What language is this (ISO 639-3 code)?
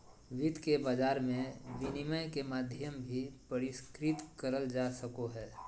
mag